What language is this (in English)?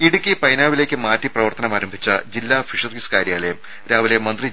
Malayalam